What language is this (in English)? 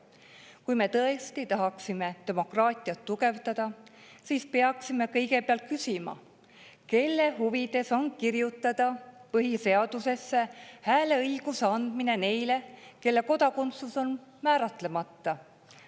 Estonian